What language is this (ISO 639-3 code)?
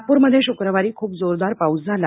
mar